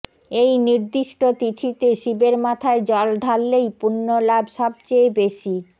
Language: Bangla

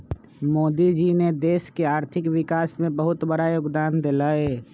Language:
Magahi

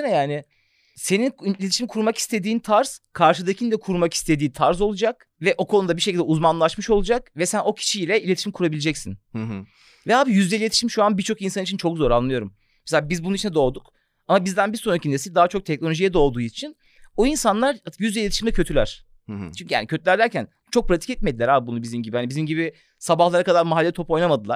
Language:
Turkish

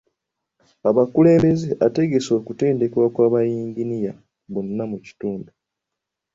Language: Ganda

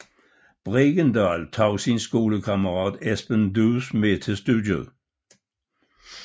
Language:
Danish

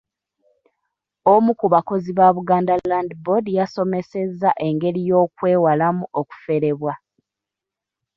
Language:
Ganda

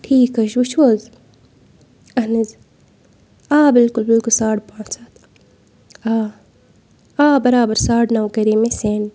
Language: Kashmiri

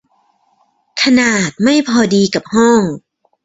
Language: Thai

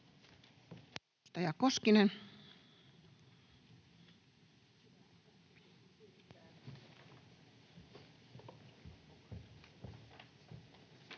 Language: Finnish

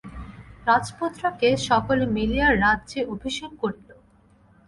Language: Bangla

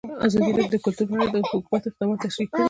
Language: Pashto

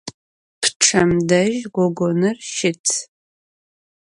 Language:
Adyghe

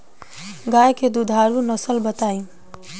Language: Bhojpuri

